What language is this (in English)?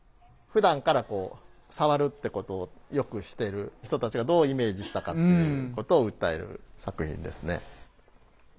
Japanese